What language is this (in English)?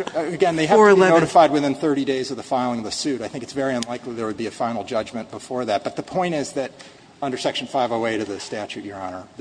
English